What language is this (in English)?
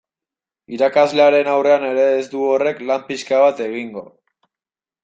Basque